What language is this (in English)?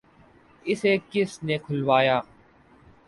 Urdu